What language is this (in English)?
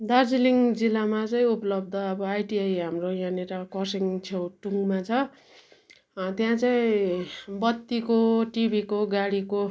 Nepali